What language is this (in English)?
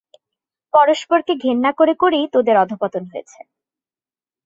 Bangla